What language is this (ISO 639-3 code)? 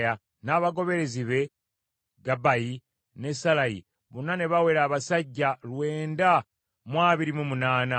lug